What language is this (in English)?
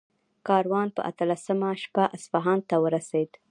Pashto